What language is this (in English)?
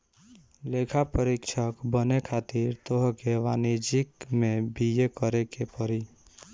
Bhojpuri